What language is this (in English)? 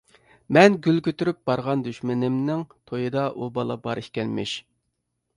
Uyghur